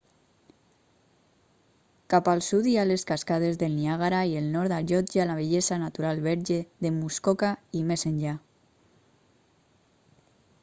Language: Catalan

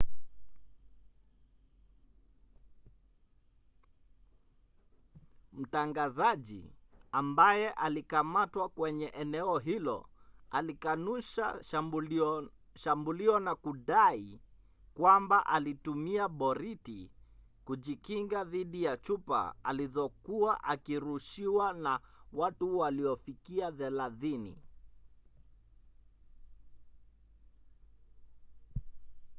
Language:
Swahili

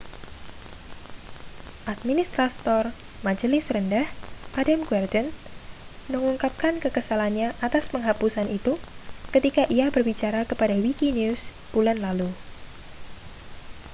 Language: Indonesian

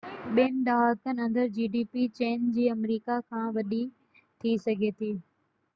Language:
Sindhi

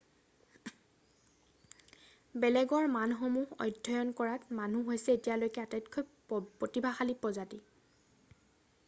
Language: Assamese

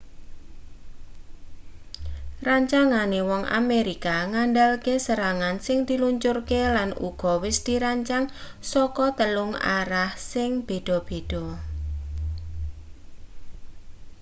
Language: Javanese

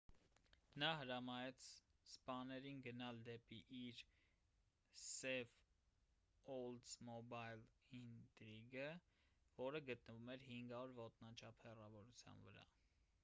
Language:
Armenian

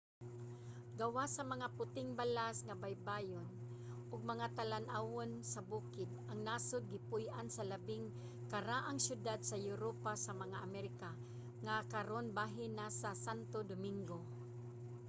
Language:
Cebuano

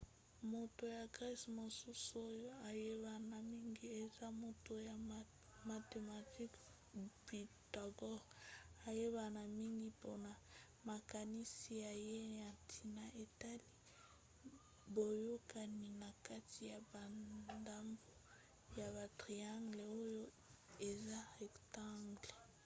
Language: Lingala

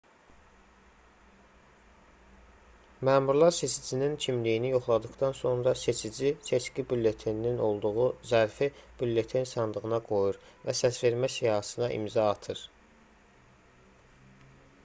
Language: Azerbaijani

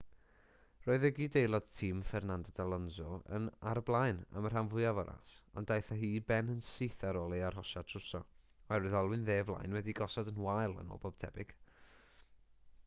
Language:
Welsh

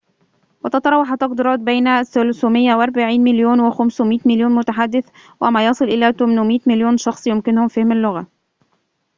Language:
Arabic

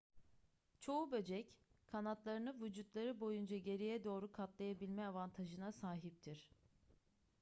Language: Turkish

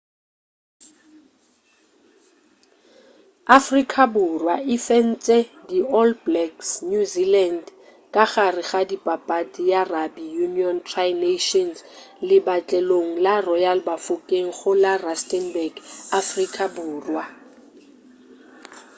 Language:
Northern Sotho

